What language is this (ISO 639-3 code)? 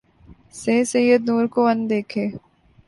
urd